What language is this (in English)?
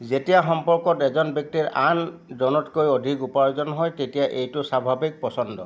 Assamese